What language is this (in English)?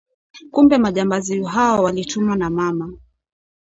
Swahili